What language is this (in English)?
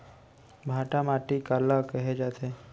Chhattisgarhi